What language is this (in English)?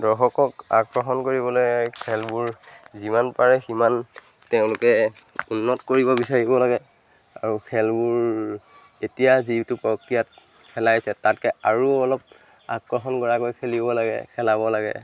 Assamese